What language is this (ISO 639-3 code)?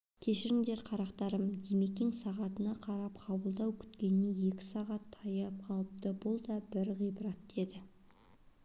kaz